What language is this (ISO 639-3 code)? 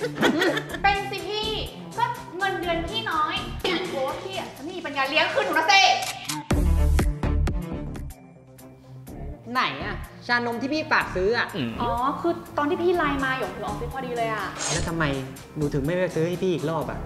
tha